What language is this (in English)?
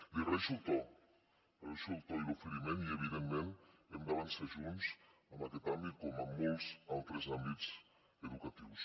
Catalan